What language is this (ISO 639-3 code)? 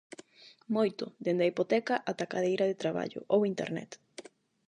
glg